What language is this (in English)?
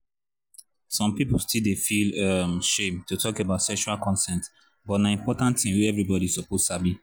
Nigerian Pidgin